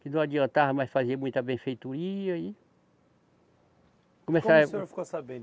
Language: Portuguese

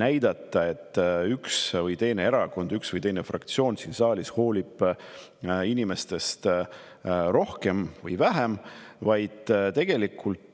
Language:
Estonian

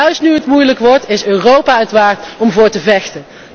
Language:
Dutch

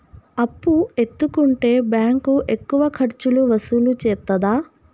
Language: Telugu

